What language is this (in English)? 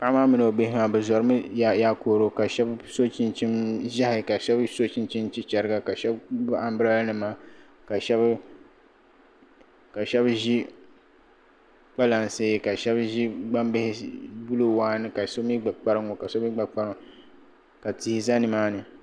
Dagbani